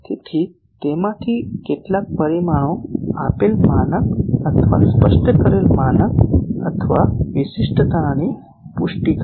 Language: Gujarati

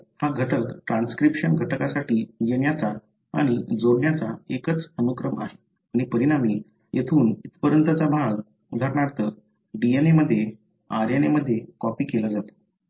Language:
Marathi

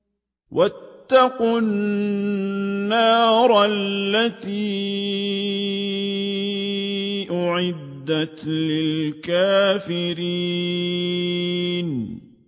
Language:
Arabic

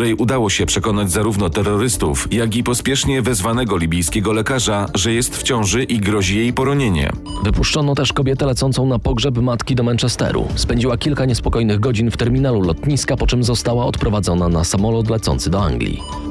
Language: Polish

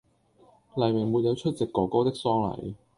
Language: Cantonese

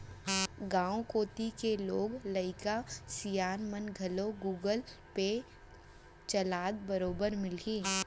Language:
Chhattisgarhi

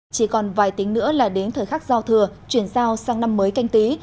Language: Vietnamese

